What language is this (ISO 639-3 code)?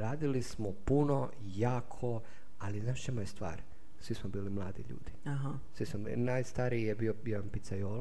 hrv